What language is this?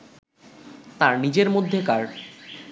Bangla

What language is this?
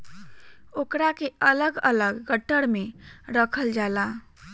Bhojpuri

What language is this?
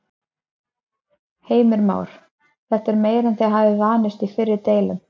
Icelandic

